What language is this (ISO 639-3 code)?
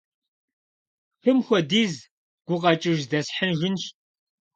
kbd